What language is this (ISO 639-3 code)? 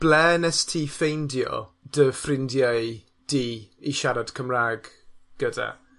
cym